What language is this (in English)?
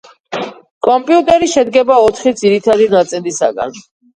Georgian